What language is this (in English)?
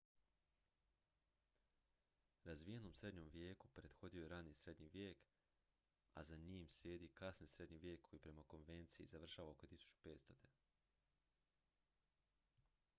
Croatian